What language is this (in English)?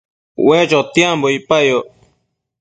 Matsés